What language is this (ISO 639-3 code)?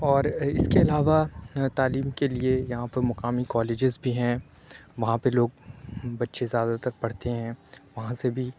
urd